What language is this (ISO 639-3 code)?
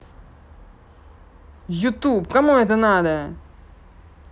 rus